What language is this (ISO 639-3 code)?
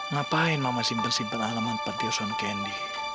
ind